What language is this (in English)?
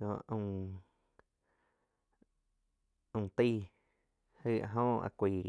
Quiotepec Chinantec